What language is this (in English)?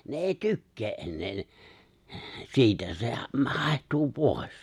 Finnish